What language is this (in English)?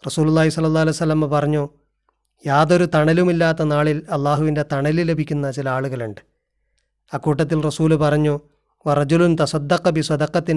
Malayalam